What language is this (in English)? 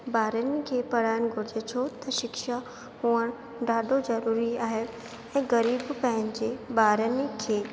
Sindhi